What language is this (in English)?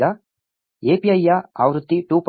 Kannada